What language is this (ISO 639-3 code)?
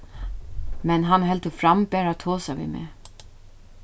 fao